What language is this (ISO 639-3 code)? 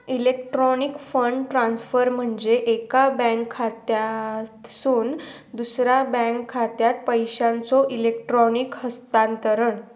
mar